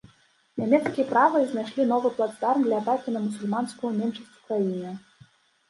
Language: Belarusian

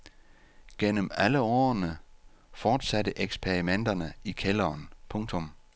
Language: Danish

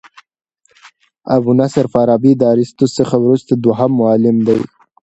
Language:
Pashto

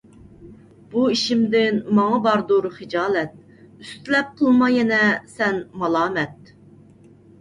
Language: Uyghur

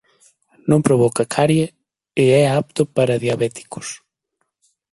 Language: Galician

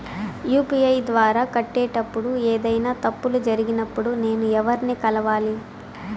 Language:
Telugu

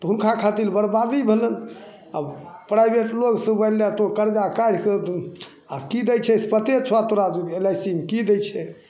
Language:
Maithili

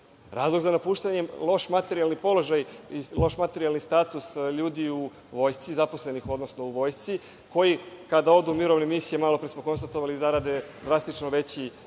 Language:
Serbian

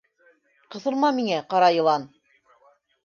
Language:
Bashkir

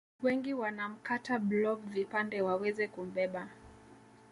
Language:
Swahili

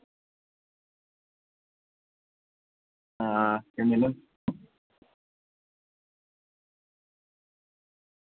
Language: Dogri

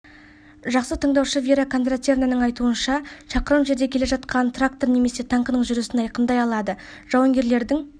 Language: Kazakh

